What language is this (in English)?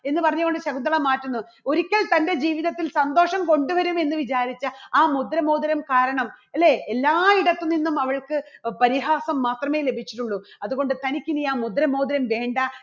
Malayalam